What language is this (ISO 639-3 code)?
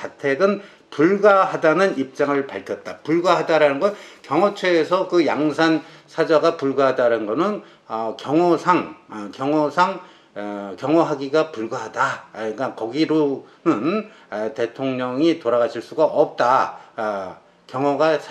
kor